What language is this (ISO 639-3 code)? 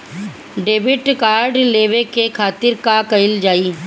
bho